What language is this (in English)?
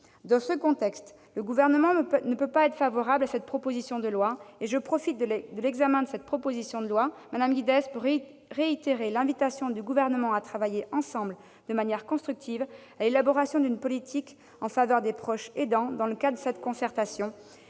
French